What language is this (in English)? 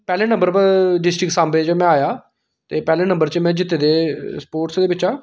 Dogri